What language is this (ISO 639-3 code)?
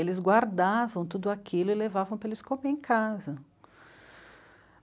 por